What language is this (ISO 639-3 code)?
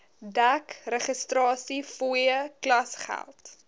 afr